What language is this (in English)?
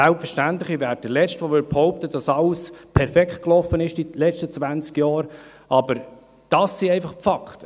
Swiss German